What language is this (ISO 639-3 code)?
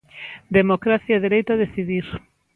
glg